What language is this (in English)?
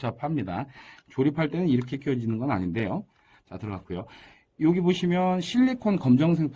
Korean